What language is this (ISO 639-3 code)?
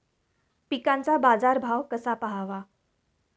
mar